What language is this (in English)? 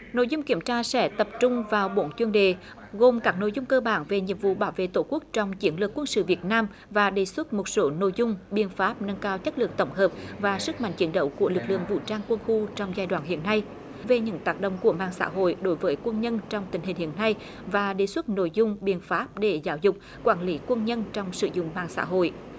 Vietnamese